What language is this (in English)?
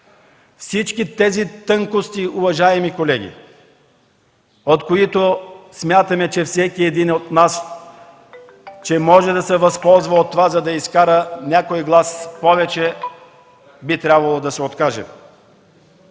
Bulgarian